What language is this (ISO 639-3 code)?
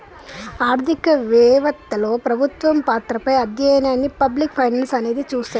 tel